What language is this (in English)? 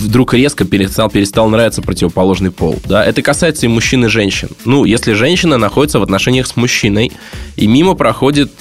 Russian